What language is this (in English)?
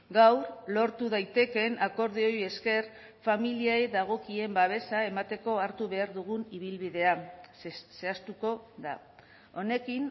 Basque